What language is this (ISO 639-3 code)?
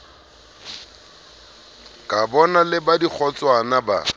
sot